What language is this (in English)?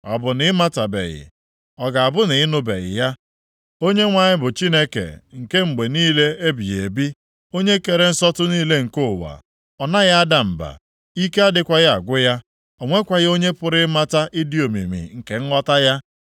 Igbo